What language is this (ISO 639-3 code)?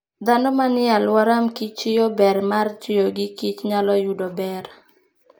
luo